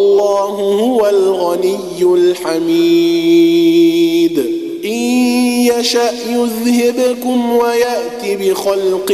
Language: Arabic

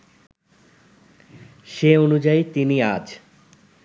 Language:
Bangla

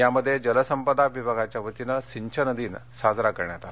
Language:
Marathi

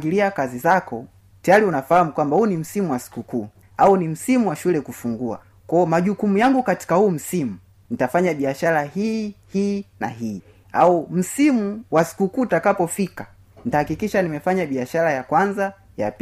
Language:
Swahili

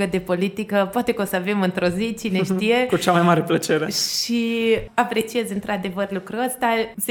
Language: Romanian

